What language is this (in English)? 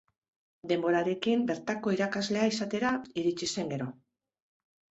Basque